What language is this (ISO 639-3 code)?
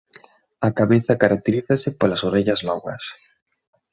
glg